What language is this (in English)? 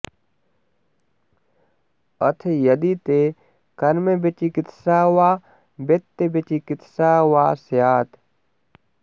Sanskrit